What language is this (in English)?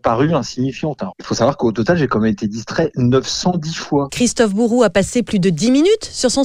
French